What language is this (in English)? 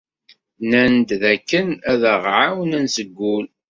Kabyle